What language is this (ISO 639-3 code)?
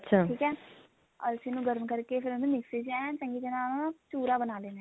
pan